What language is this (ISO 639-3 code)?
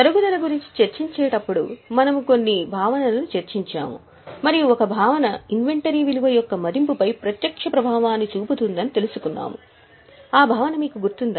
tel